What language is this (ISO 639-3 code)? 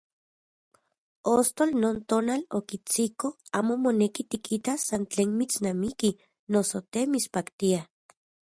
ncx